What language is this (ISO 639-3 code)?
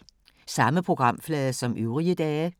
dan